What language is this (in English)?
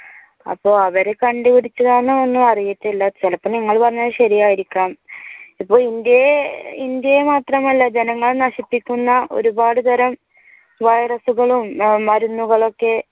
Malayalam